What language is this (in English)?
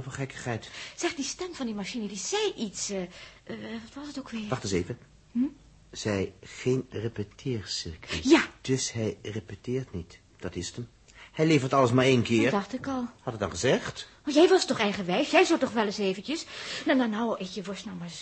Dutch